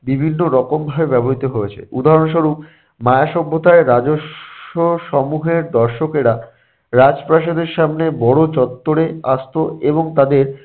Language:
Bangla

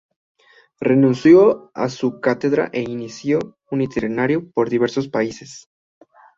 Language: Spanish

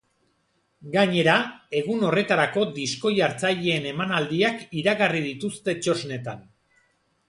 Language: Basque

